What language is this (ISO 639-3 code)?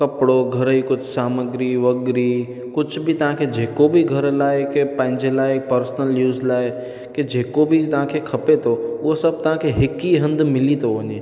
snd